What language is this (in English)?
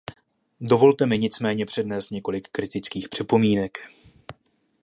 Czech